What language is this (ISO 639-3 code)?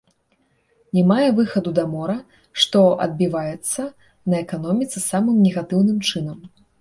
bel